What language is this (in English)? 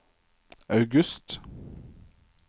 Norwegian